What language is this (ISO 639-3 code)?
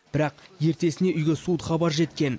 kaz